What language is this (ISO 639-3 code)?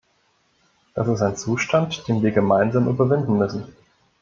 deu